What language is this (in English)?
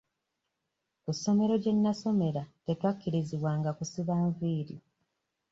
Ganda